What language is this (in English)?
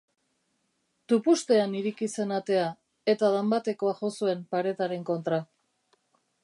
Basque